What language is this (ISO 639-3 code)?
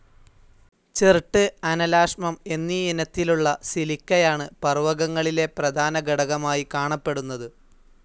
mal